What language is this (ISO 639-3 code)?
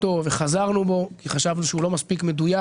heb